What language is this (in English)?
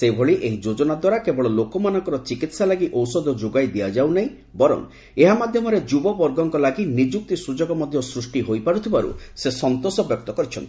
Odia